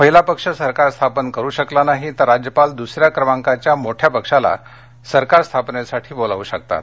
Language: Marathi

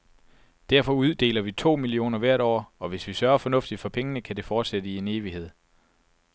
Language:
Danish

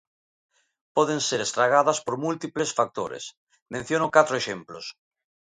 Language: Galician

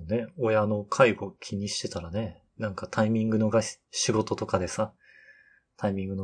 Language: Japanese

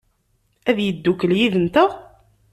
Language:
Kabyle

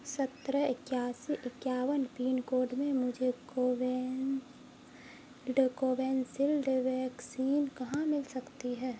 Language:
Urdu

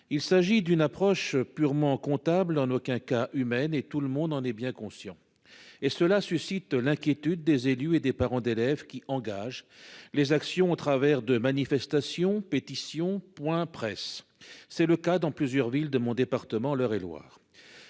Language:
French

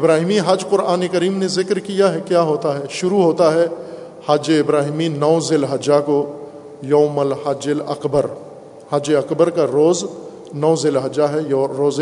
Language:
Urdu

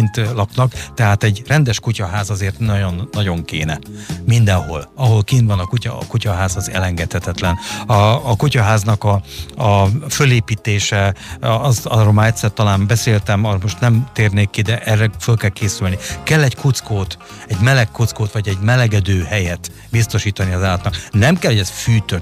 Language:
Hungarian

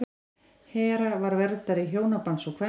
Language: Icelandic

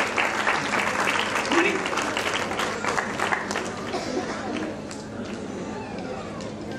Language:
Korean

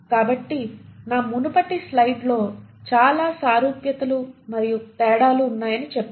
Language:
Telugu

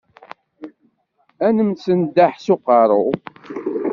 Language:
Kabyle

